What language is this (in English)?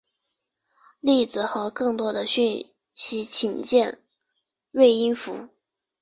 Chinese